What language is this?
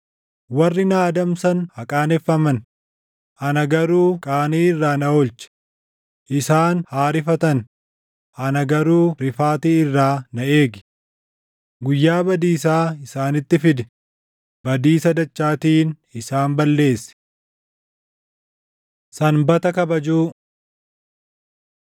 Oromo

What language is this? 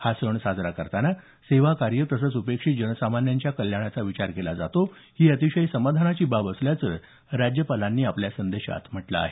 Marathi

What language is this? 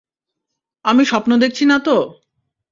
Bangla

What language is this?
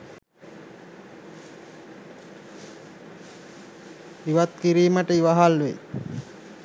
Sinhala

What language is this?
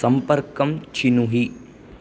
Sanskrit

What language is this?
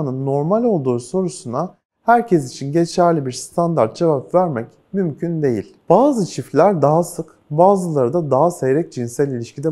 Turkish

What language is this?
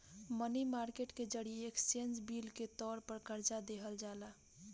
Bhojpuri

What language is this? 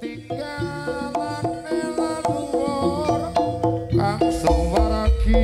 Indonesian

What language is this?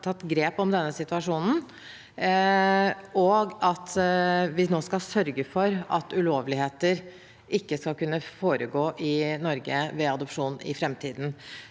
Norwegian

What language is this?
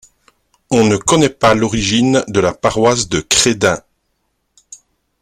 French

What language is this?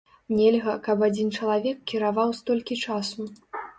Belarusian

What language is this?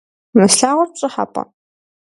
Kabardian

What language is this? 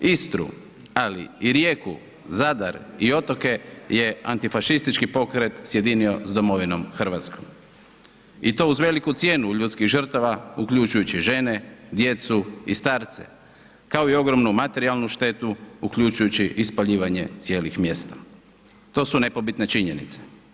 Croatian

